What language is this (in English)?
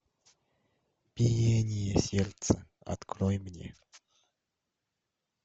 Russian